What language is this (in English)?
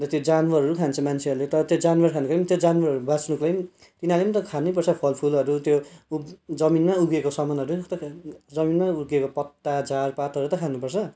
Nepali